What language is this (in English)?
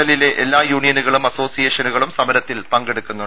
Malayalam